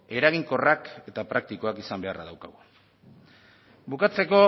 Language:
Basque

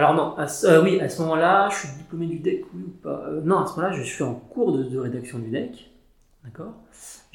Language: French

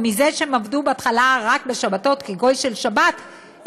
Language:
Hebrew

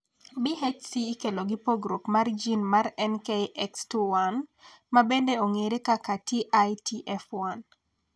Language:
Luo (Kenya and Tanzania)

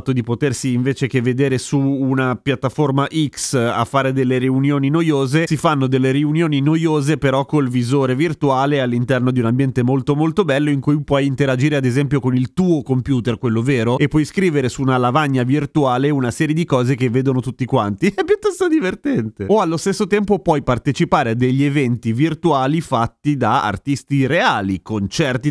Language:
Italian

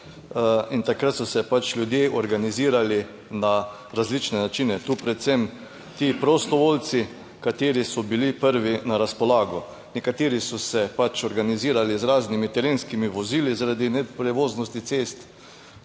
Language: Slovenian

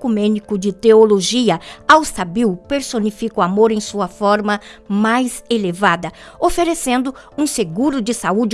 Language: Portuguese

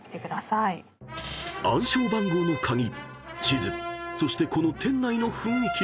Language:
Japanese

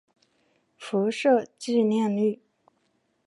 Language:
Chinese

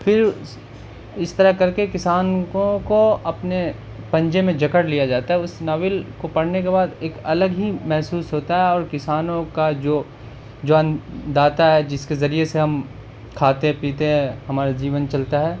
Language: Urdu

